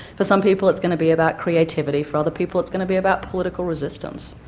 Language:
English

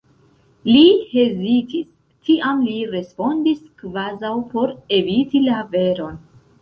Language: Esperanto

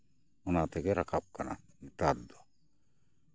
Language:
Santali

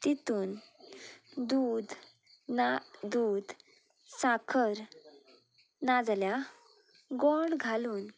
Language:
Konkani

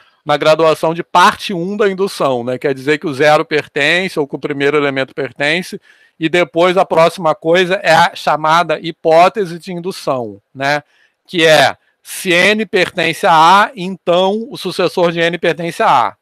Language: Portuguese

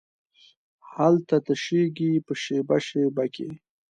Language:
Pashto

